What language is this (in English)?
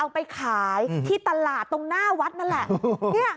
Thai